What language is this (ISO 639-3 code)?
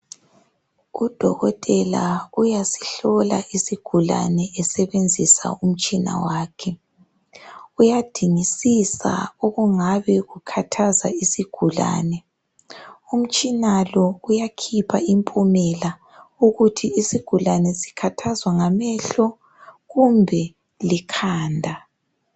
nde